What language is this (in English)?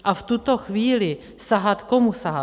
Czech